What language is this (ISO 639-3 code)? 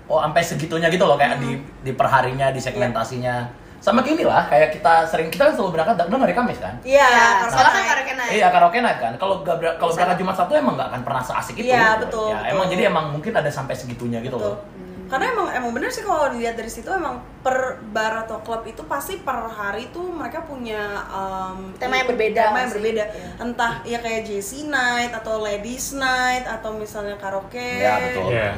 ind